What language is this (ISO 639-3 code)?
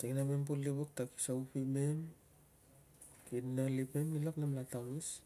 lcm